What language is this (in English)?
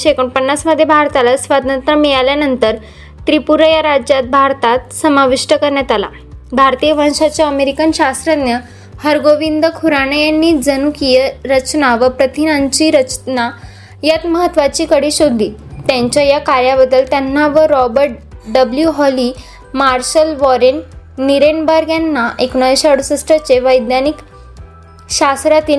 Marathi